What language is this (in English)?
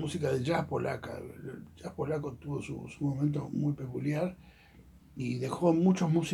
Spanish